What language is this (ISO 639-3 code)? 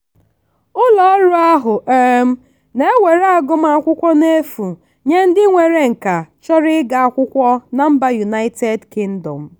ibo